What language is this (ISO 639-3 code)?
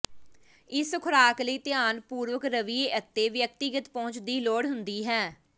pan